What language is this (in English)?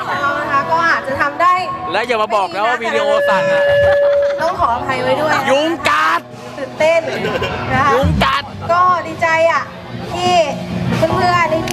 Thai